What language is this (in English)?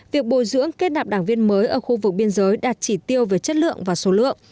Vietnamese